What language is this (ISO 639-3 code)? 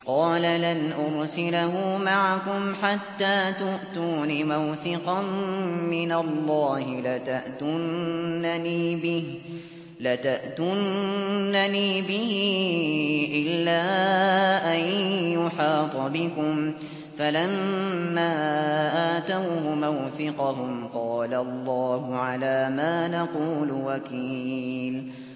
ara